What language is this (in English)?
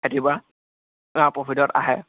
Assamese